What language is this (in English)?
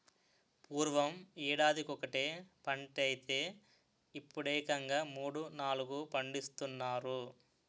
Telugu